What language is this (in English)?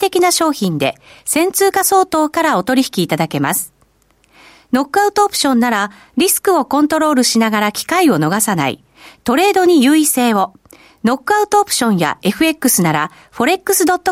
Japanese